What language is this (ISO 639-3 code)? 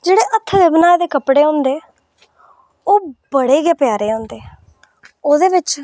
doi